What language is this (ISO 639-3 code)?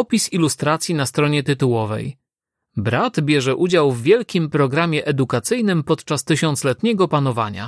pol